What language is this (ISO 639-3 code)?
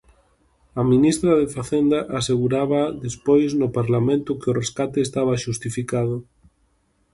glg